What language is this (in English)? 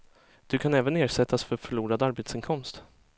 Swedish